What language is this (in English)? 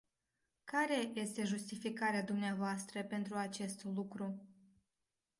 Romanian